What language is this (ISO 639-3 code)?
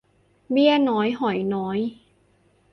tha